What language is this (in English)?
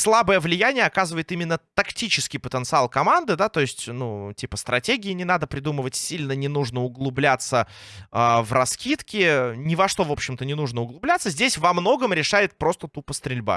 Russian